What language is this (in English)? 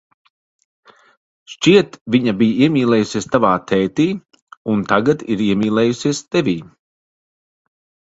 Latvian